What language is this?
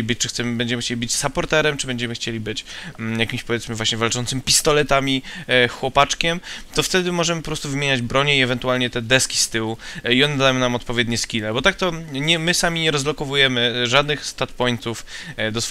Polish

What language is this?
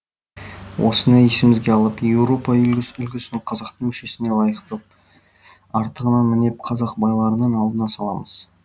Kazakh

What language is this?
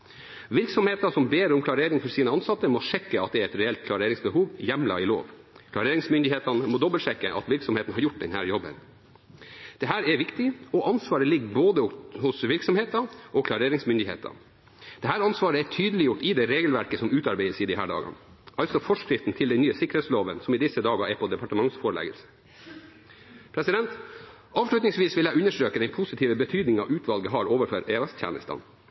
Norwegian Bokmål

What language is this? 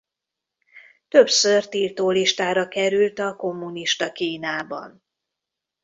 Hungarian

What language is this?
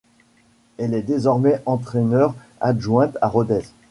French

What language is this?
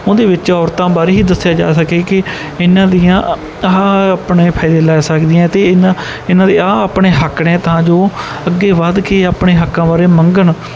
Punjabi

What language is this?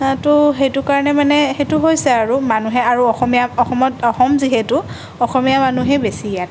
Assamese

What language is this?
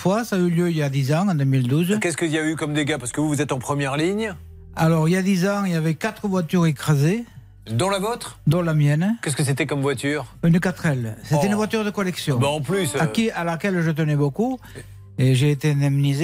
French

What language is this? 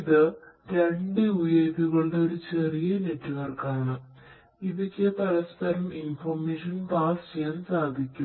Malayalam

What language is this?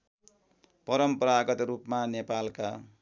Nepali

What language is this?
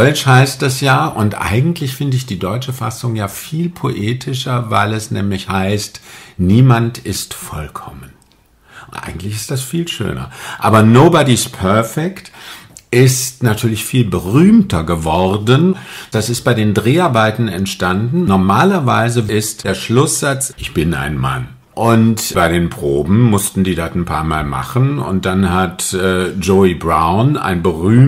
German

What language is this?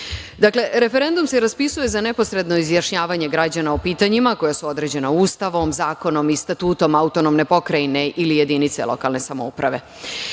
Serbian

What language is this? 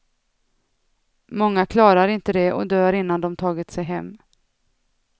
Swedish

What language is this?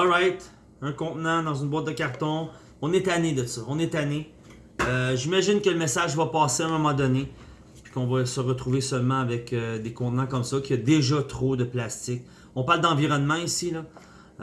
French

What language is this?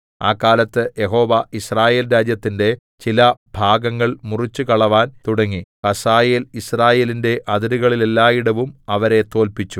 Malayalam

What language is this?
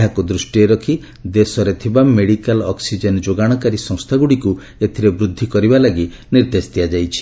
Odia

